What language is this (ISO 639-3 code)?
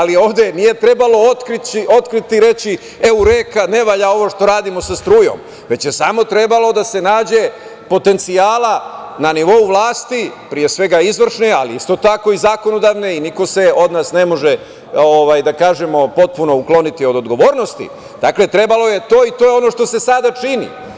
srp